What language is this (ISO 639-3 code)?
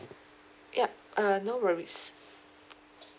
eng